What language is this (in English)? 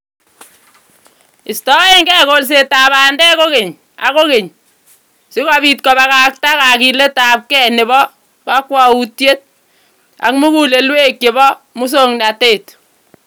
Kalenjin